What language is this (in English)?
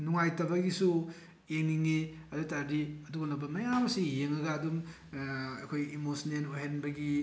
Manipuri